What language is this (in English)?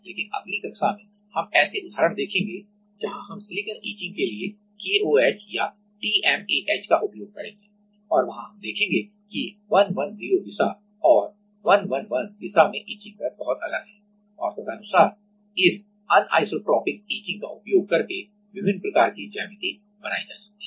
Hindi